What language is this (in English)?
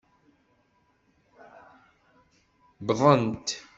Kabyle